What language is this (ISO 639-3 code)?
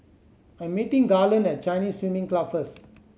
eng